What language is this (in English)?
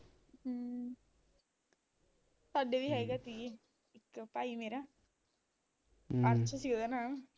Punjabi